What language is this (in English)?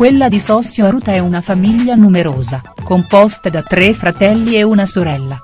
Italian